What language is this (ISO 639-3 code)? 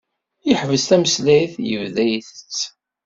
kab